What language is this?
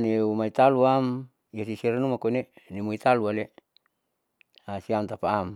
Saleman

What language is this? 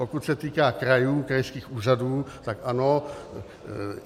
Czech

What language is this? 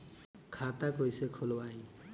Bhojpuri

